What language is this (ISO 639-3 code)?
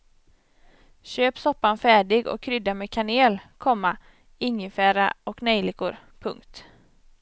swe